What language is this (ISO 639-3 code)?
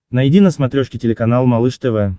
rus